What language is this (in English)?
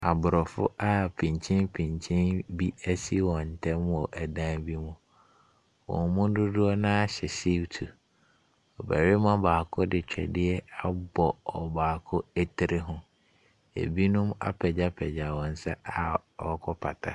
Akan